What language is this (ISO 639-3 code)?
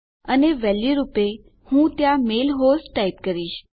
guj